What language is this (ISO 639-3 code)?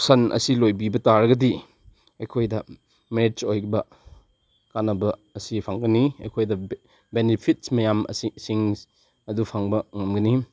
mni